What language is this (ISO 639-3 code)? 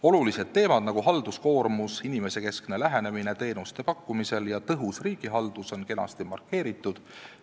est